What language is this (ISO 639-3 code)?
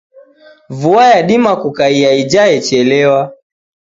dav